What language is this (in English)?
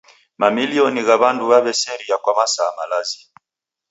Taita